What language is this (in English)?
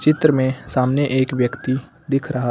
Hindi